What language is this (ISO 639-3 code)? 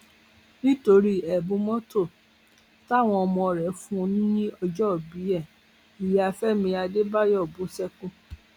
yor